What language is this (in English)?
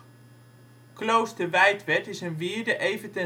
Dutch